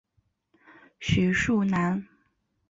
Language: Chinese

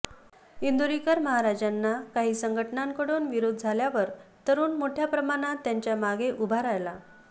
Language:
Marathi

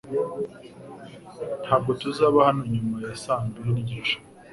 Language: Kinyarwanda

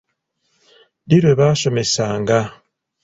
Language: Ganda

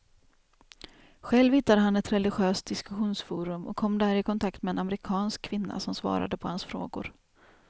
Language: Swedish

